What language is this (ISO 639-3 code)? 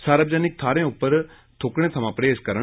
doi